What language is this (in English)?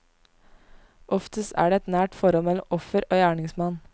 Norwegian